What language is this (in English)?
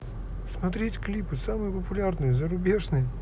Russian